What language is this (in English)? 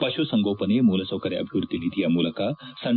Kannada